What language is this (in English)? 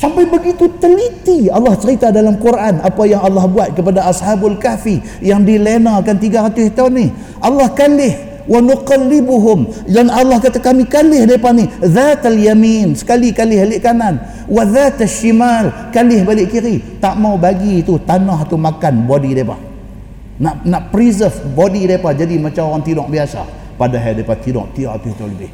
Malay